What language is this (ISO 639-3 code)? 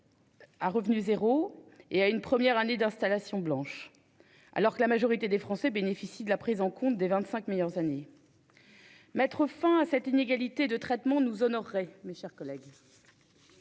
fra